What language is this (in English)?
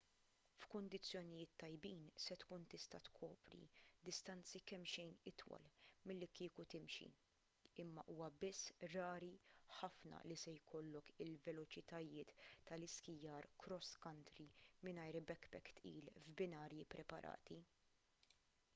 Maltese